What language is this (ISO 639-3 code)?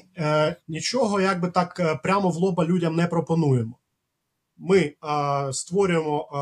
ukr